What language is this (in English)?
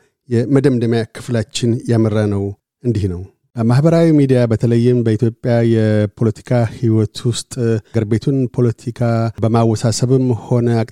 Amharic